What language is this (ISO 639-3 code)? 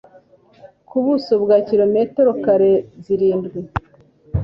kin